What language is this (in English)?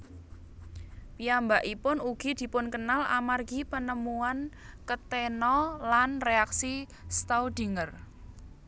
Javanese